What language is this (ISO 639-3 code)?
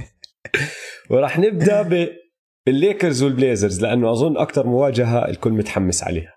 ara